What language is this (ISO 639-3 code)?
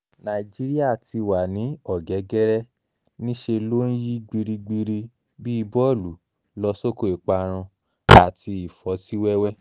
yor